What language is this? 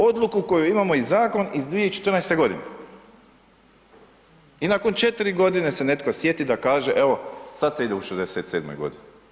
Croatian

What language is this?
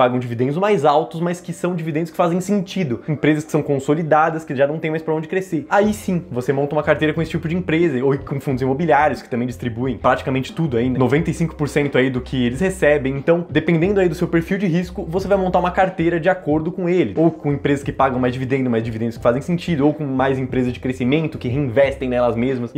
Portuguese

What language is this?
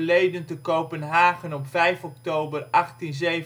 Dutch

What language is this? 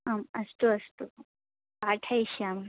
Sanskrit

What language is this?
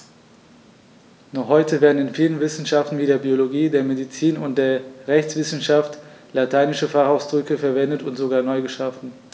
German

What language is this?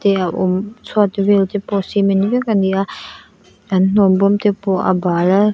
Mizo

